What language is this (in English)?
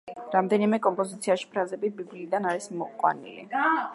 Georgian